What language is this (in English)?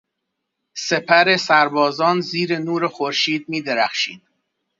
Persian